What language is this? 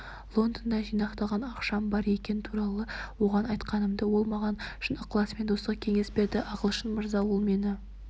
Kazakh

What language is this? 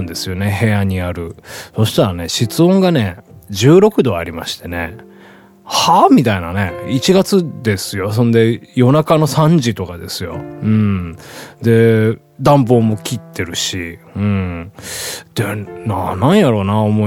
Japanese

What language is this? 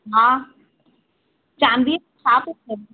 Sindhi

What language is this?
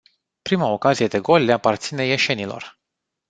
Romanian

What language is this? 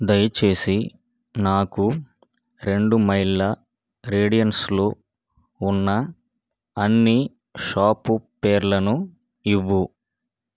Telugu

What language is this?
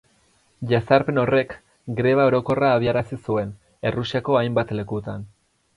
Basque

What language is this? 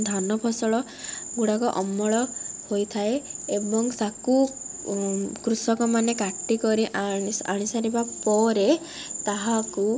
Odia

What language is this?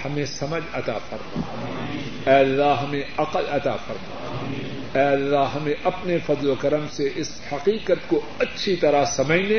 Urdu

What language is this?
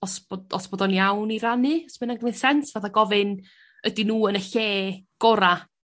Welsh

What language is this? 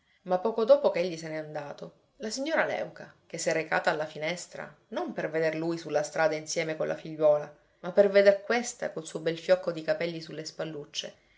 Italian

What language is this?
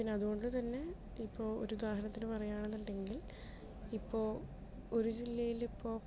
Malayalam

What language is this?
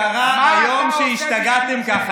Hebrew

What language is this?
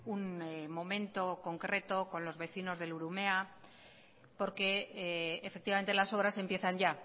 Spanish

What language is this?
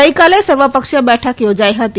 Gujarati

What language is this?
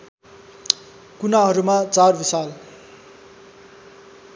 Nepali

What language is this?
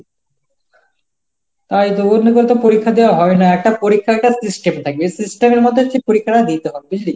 Bangla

